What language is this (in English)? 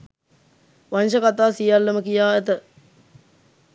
Sinhala